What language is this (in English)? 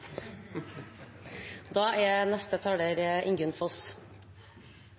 Norwegian Nynorsk